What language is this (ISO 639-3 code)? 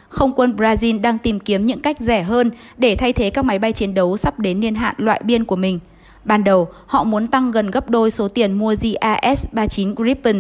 vie